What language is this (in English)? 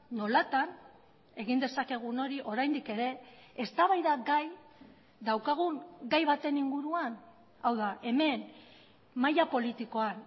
Basque